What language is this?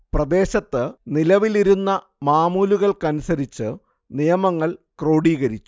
Malayalam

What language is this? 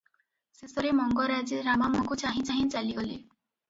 Odia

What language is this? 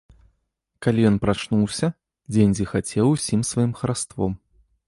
Belarusian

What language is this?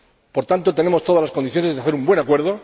Spanish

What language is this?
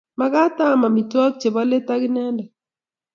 Kalenjin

